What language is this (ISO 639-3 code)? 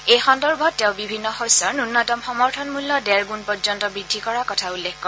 asm